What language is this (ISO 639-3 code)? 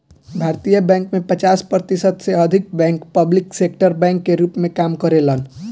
bho